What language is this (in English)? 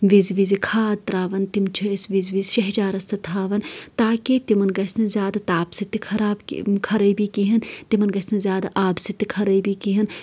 Kashmiri